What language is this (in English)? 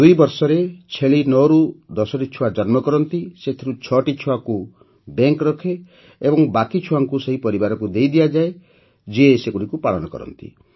Odia